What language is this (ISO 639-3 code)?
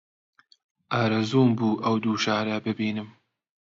ckb